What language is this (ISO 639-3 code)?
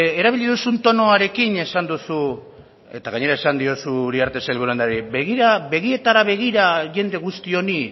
eus